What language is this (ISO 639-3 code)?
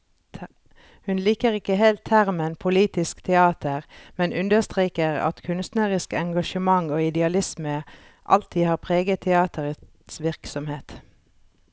nor